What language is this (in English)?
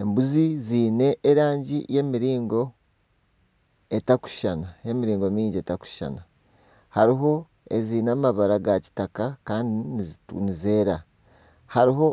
Nyankole